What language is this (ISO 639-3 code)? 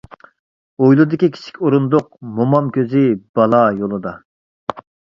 uig